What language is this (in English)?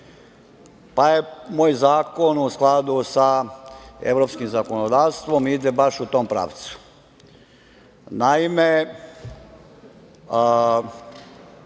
Serbian